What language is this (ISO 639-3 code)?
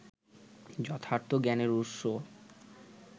ben